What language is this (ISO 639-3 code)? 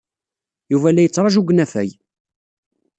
kab